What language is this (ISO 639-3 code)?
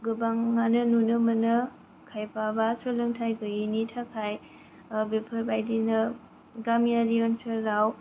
brx